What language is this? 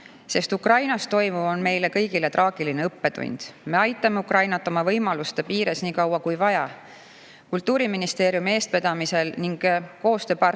Estonian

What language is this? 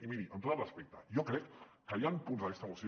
Catalan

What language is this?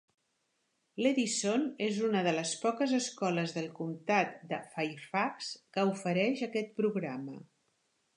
Catalan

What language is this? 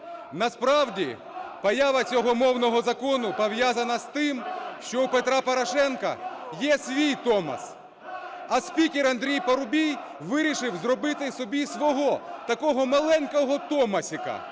Ukrainian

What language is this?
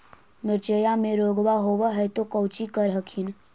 Magahi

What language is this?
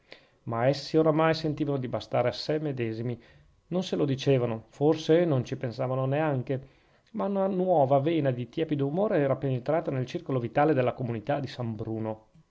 Italian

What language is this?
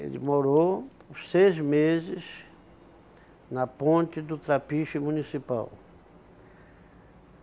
Portuguese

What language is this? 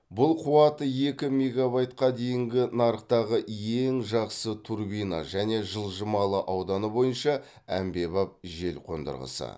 Kazakh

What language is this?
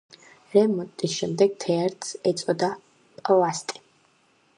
Georgian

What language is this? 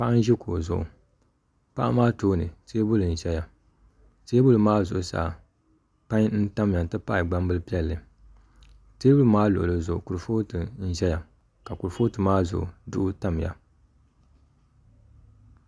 Dagbani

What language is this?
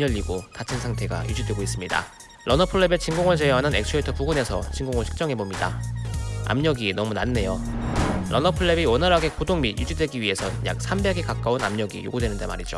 Korean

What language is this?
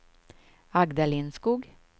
Swedish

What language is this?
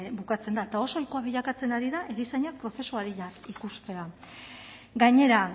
Basque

